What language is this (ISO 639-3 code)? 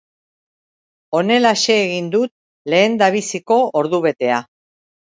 eus